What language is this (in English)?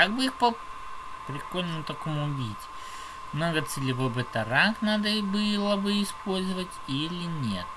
Russian